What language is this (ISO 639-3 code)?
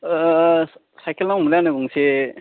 brx